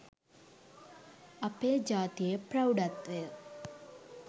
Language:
Sinhala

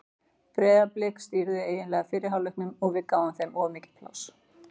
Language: Icelandic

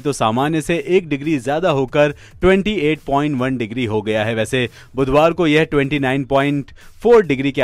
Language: Hindi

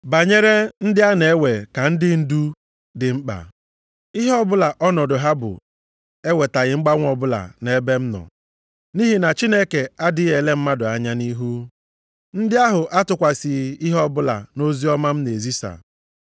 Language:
Igbo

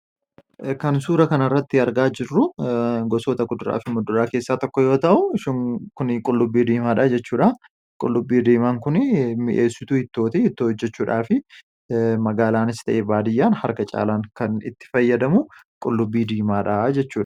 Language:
Oromo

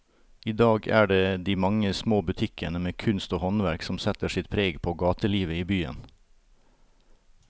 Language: Norwegian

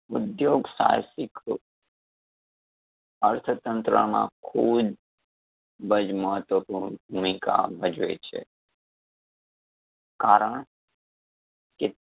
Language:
Gujarati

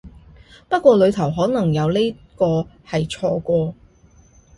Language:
Cantonese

